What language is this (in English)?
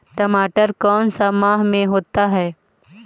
Magahi